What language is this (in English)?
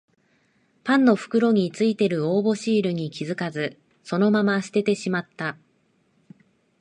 Japanese